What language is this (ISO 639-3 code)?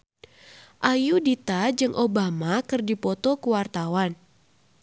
sun